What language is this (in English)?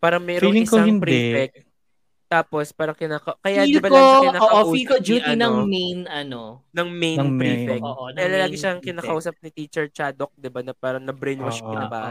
Filipino